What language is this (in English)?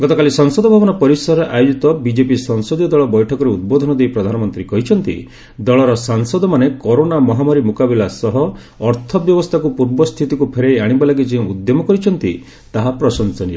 Odia